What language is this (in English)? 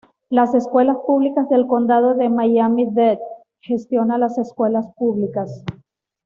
Spanish